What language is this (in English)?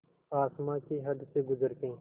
Hindi